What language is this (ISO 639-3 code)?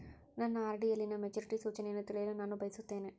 kan